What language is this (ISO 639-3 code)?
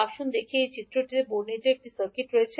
ben